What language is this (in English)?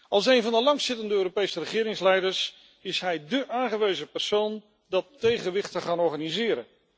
Dutch